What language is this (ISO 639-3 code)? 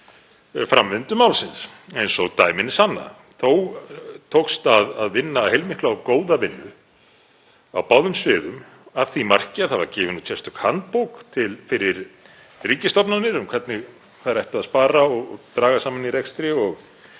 isl